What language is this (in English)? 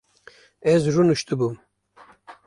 Kurdish